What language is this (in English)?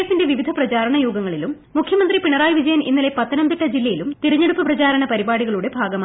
Malayalam